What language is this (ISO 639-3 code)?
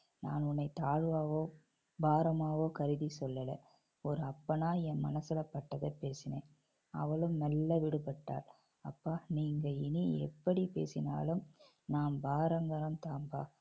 tam